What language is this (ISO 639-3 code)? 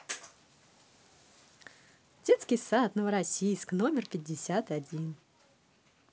rus